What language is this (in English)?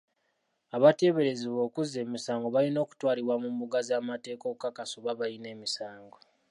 Ganda